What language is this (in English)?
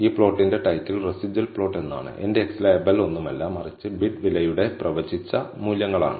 Malayalam